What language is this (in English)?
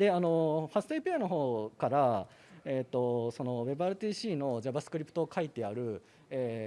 Japanese